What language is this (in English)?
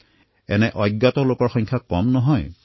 Assamese